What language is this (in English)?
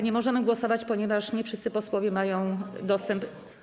Polish